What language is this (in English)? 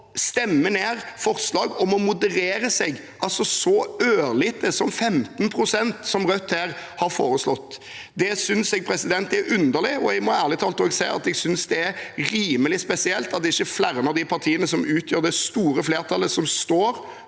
Norwegian